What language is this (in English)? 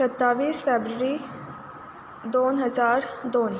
Konkani